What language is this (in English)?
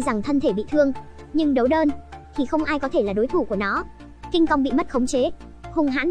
Vietnamese